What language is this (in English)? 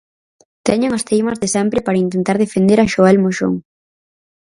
Galician